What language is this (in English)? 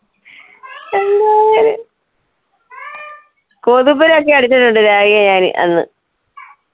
Malayalam